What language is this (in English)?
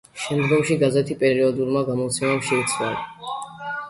Georgian